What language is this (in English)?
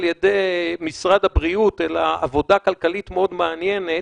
Hebrew